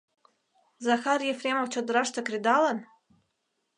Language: Mari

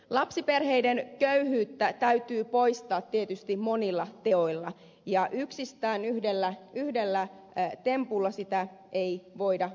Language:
Finnish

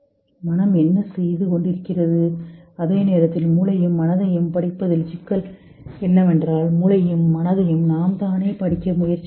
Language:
Tamil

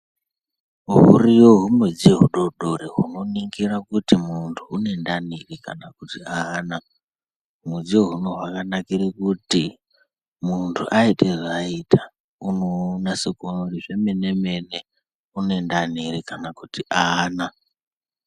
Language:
Ndau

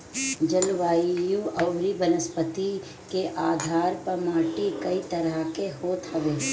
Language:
Bhojpuri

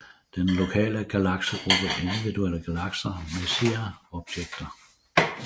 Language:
Danish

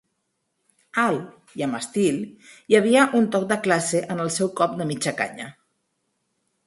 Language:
Catalan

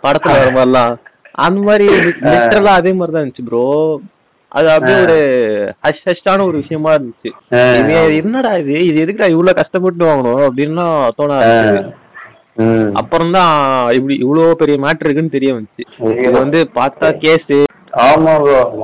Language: Tamil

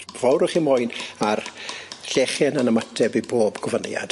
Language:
Welsh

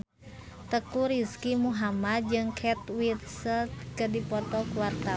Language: Sundanese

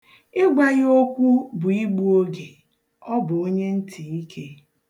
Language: Igbo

